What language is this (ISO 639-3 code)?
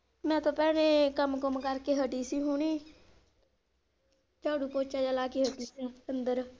pan